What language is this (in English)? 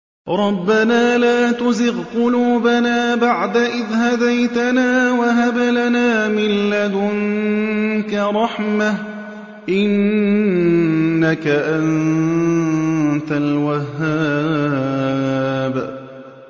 Arabic